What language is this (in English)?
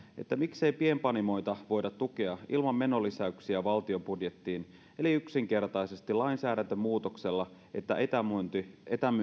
Finnish